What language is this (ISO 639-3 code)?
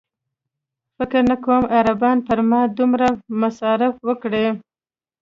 pus